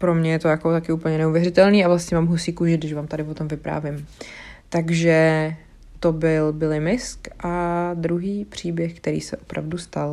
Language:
Czech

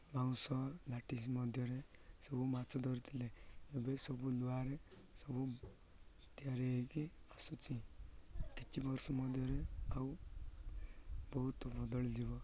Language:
Odia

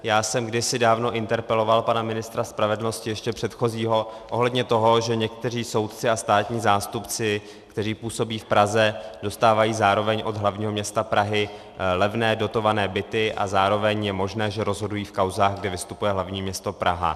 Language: Czech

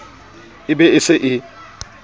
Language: Southern Sotho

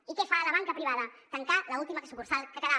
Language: Catalan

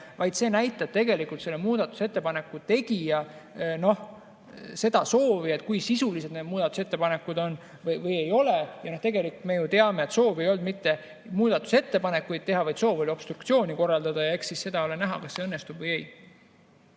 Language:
Estonian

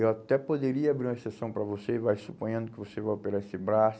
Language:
Portuguese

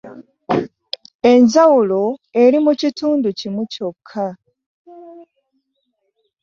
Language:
Ganda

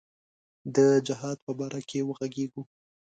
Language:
Pashto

